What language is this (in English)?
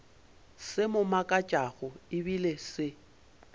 Northern Sotho